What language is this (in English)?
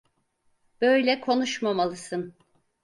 Turkish